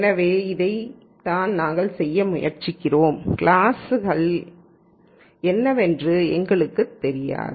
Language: Tamil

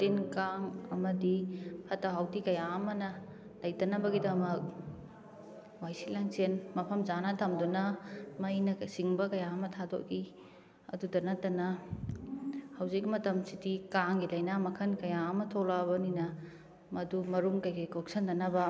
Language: Manipuri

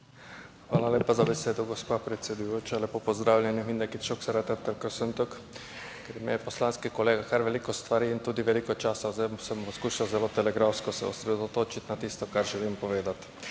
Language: Slovenian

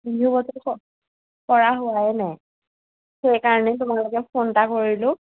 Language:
Assamese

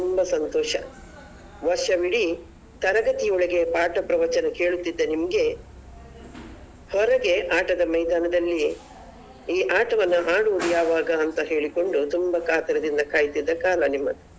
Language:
Kannada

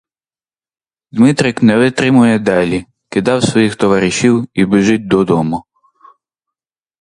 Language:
Ukrainian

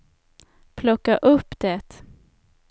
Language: Swedish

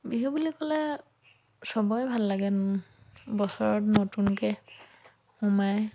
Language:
Assamese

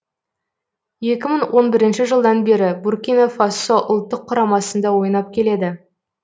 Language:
Kazakh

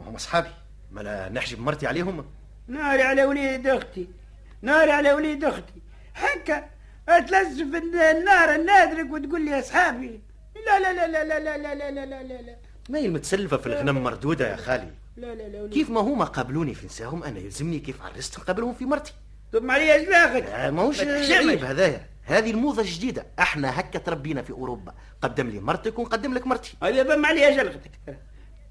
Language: Arabic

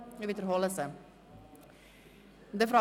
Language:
Swiss German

